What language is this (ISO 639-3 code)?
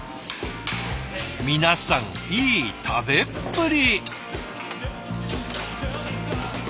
jpn